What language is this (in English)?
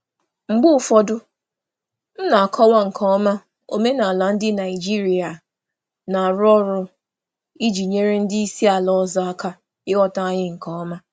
Igbo